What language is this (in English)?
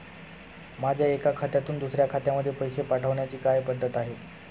Marathi